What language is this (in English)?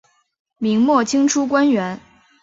Chinese